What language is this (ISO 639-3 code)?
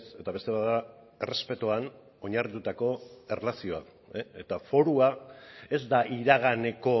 eus